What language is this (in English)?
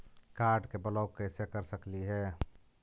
Magahi